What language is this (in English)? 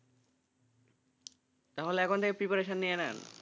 Bangla